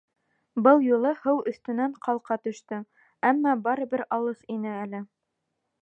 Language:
Bashkir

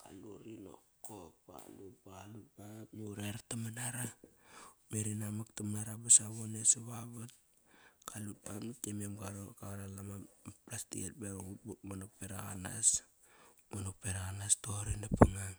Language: Kairak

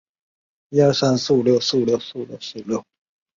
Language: Chinese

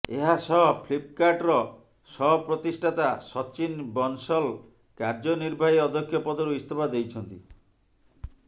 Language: Odia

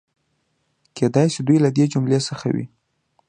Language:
Pashto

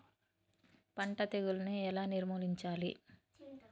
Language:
Telugu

